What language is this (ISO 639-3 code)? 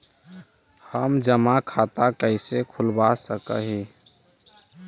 mag